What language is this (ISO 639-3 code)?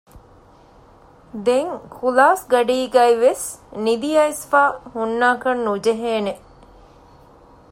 div